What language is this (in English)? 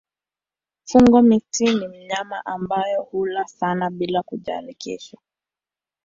Swahili